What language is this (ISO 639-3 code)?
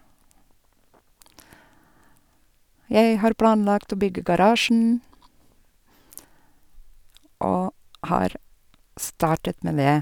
nor